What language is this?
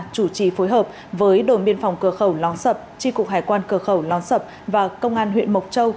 Vietnamese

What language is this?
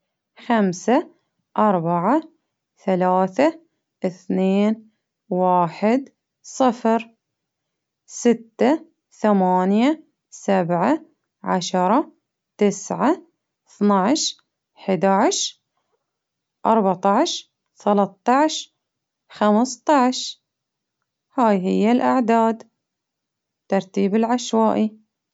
Baharna Arabic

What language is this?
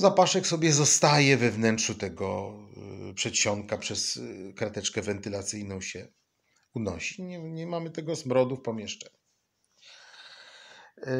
Polish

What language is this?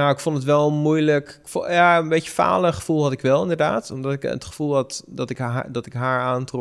Dutch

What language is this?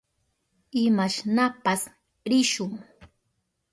Southern Pastaza Quechua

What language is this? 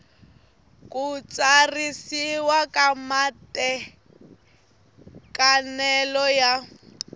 Tsonga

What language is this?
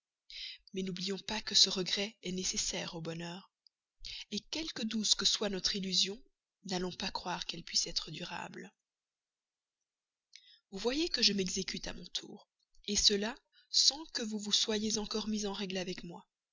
French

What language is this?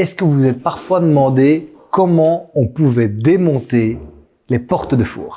French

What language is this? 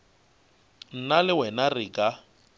Northern Sotho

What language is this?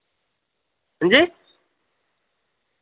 Dogri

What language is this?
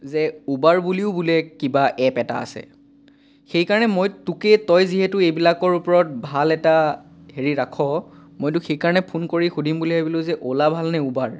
Assamese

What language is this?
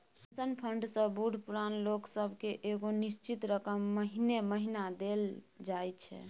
Maithili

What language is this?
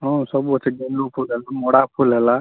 Odia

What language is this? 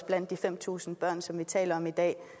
Danish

